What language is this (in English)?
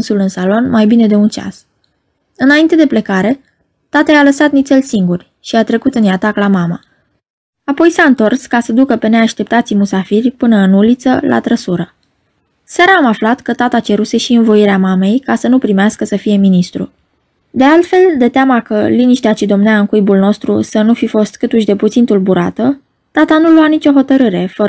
Romanian